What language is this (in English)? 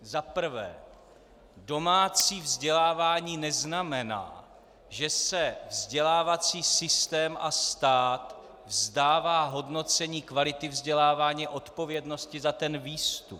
Czech